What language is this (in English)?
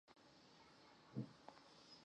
Chinese